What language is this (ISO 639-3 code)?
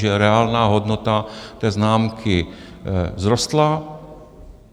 ces